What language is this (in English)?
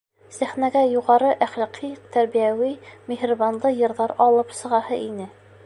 Bashkir